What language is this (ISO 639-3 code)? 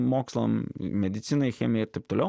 lit